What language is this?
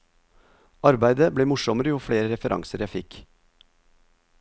Norwegian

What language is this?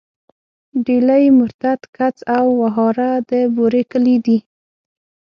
Pashto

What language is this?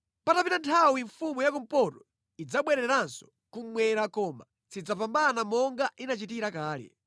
Nyanja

